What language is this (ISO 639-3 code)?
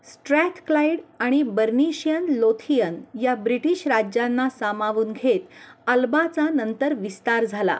mar